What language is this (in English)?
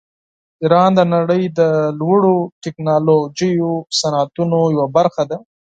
Pashto